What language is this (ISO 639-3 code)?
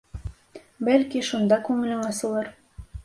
bak